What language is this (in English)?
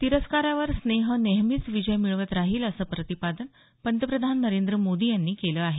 Marathi